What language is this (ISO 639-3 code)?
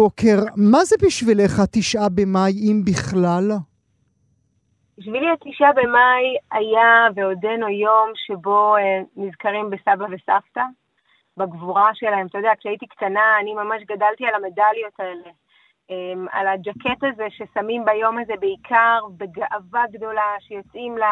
heb